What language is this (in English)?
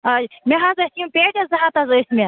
Kashmiri